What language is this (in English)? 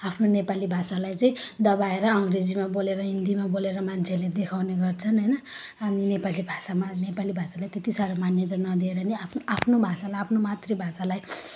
Nepali